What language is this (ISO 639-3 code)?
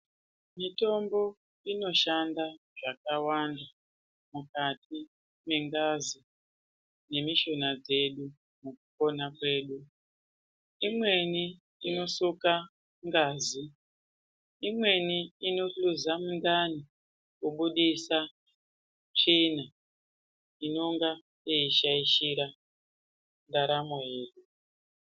ndc